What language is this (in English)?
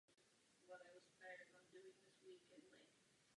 Czech